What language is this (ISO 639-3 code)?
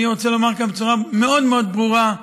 heb